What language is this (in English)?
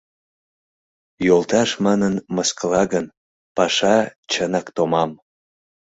Mari